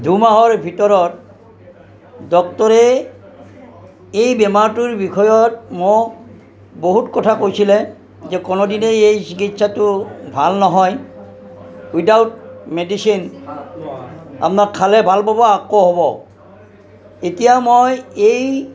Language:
Assamese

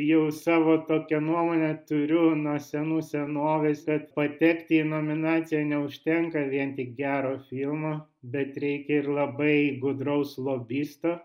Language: Lithuanian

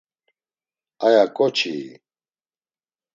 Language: Laz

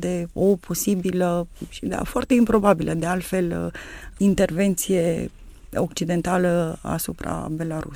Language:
Romanian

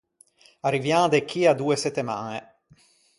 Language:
Ligurian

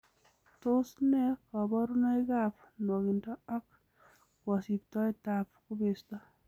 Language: Kalenjin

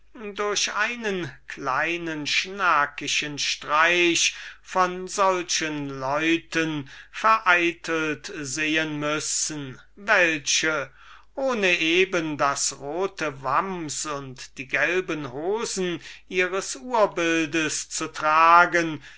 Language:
German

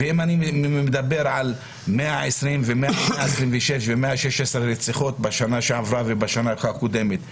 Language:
Hebrew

